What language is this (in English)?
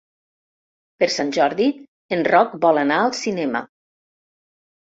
Catalan